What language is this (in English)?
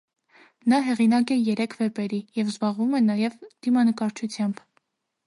Armenian